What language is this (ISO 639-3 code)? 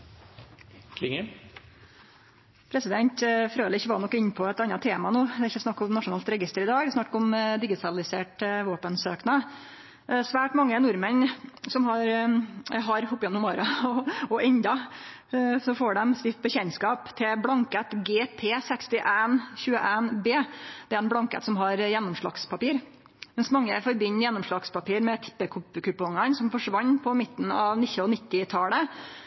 nor